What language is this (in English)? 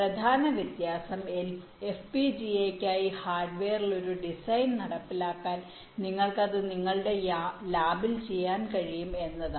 Malayalam